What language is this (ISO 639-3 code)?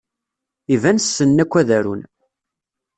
kab